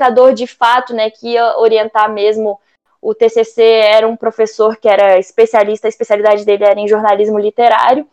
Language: Portuguese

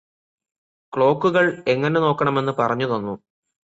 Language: Malayalam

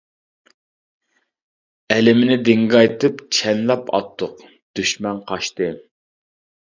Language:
Uyghur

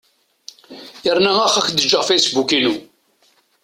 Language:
Kabyle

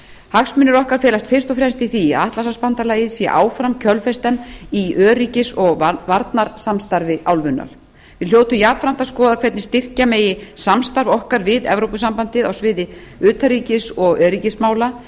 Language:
Icelandic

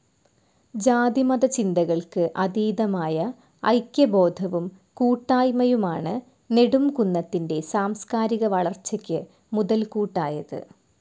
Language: Malayalam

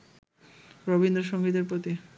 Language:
Bangla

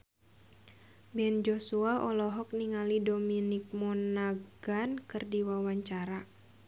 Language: Sundanese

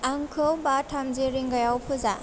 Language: Bodo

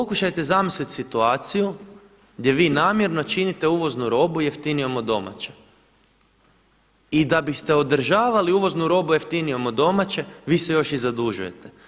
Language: Croatian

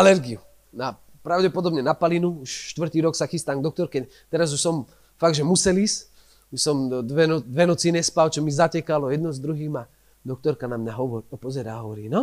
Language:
Slovak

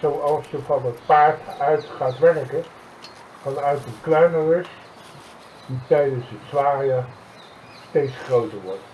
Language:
Dutch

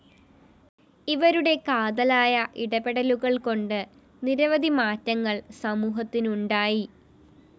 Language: Malayalam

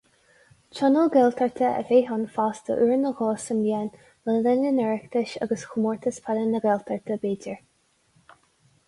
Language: Irish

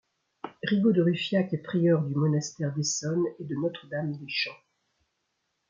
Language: French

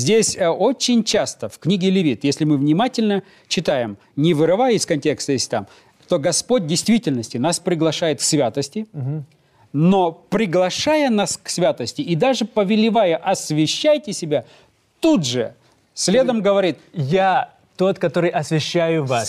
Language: Russian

